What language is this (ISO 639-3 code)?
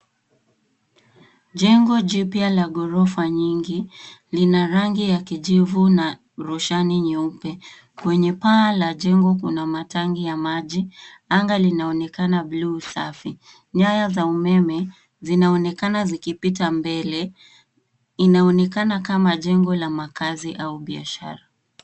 swa